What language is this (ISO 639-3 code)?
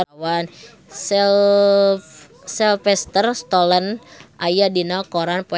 sun